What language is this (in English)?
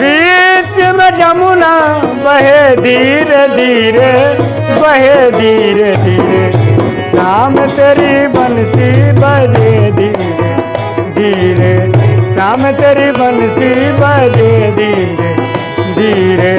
Hindi